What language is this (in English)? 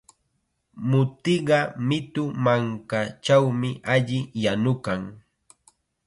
Chiquián Ancash Quechua